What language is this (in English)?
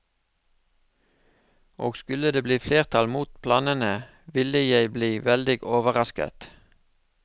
Norwegian